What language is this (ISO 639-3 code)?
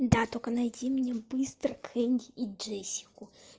rus